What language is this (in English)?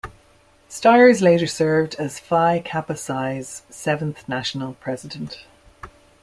English